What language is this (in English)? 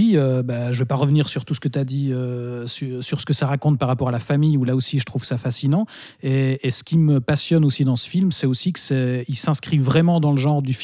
French